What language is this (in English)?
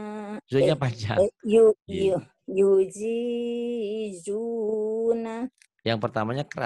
Indonesian